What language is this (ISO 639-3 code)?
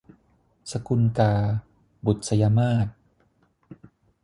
tha